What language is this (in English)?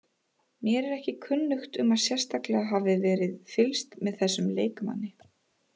Icelandic